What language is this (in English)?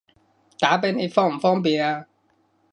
Cantonese